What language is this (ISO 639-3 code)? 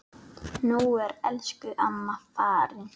isl